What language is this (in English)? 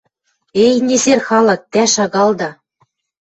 Western Mari